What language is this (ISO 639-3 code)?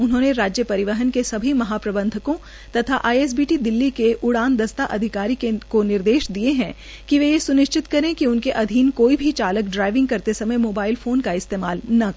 hin